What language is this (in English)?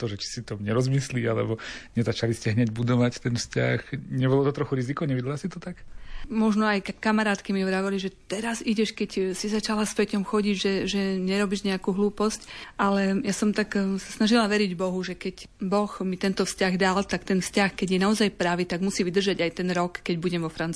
Slovak